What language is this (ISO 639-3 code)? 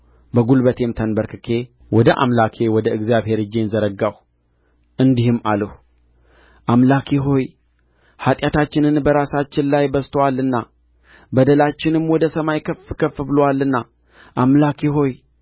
amh